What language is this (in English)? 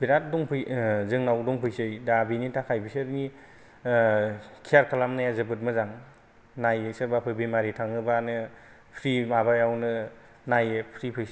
Bodo